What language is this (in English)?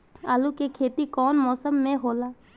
Bhojpuri